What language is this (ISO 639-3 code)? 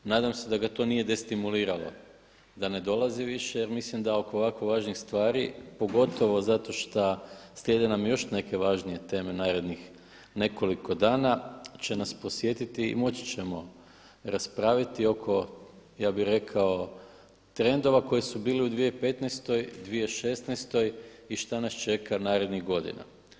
hrv